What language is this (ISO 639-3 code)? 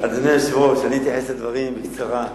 heb